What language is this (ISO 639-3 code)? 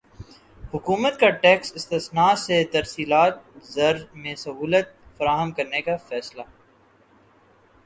urd